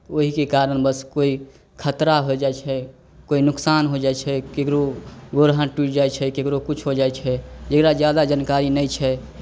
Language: Maithili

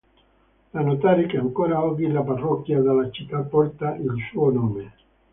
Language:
Italian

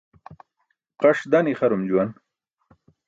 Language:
Burushaski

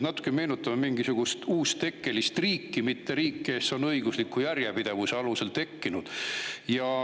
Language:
Estonian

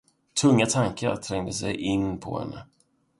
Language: Swedish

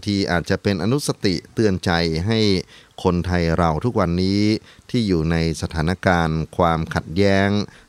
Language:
Thai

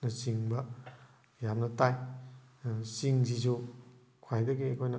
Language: Manipuri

